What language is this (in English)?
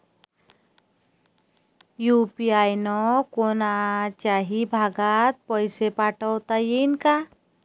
Marathi